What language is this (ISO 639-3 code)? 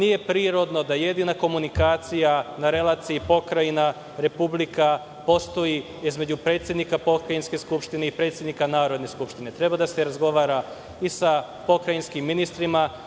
srp